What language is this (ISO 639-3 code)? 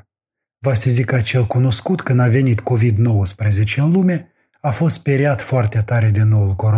ron